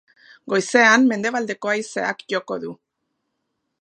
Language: Basque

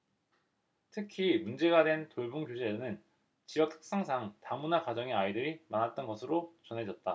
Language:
Korean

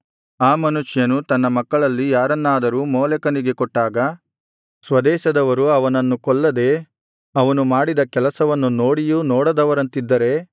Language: Kannada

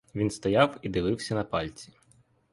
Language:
Ukrainian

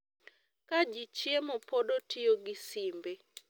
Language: Luo (Kenya and Tanzania)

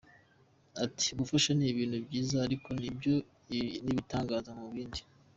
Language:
Kinyarwanda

